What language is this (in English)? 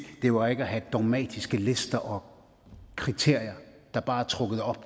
Danish